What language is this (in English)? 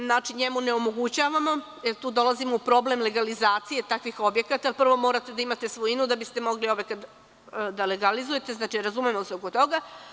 Serbian